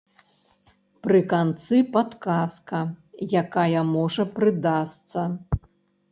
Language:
Belarusian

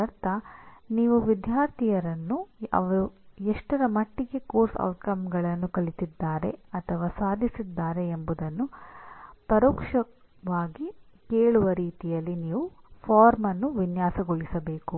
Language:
Kannada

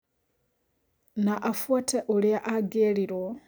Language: Kikuyu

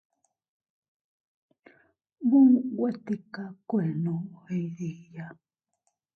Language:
Teutila Cuicatec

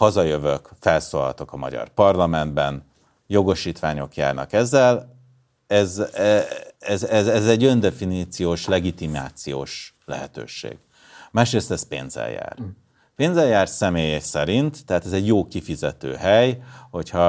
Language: Hungarian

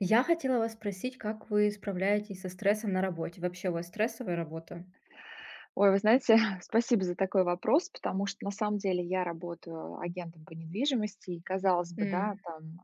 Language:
Russian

